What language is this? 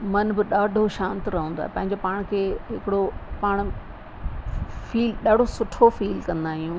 Sindhi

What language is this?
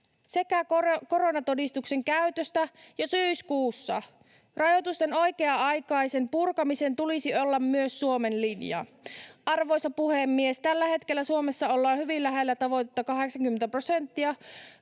Finnish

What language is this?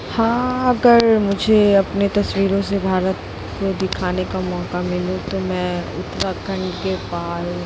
Hindi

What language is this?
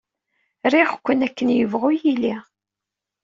Kabyle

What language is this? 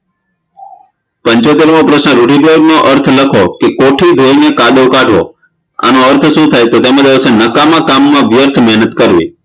Gujarati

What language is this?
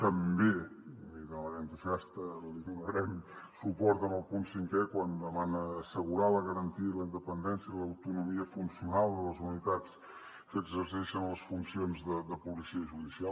Catalan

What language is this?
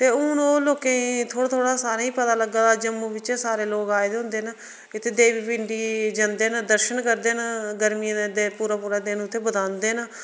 Dogri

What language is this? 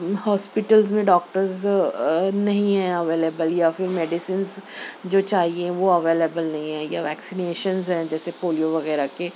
Urdu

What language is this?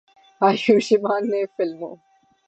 Urdu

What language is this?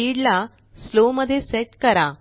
Marathi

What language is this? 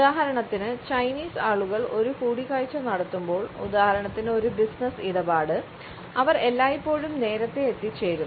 Malayalam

